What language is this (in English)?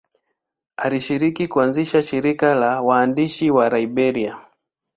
Swahili